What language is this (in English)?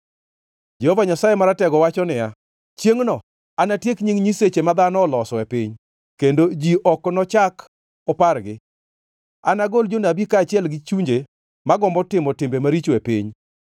Luo (Kenya and Tanzania)